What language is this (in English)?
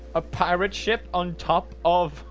English